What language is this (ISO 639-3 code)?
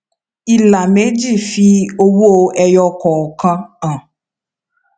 yor